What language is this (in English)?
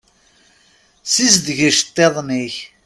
Kabyle